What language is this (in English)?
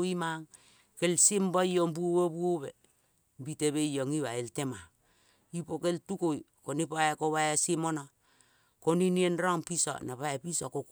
Kol (Papua New Guinea)